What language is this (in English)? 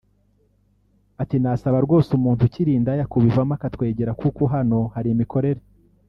Kinyarwanda